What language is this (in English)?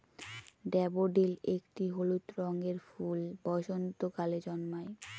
Bangla